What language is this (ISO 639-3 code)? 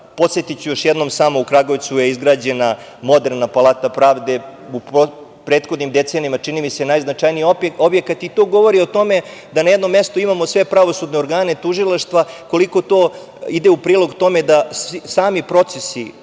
srp